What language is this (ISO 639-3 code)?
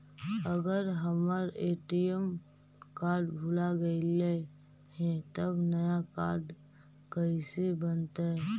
mag